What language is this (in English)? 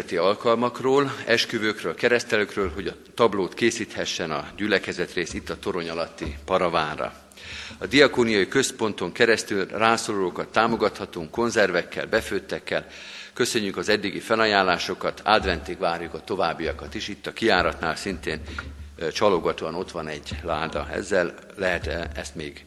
Hungarian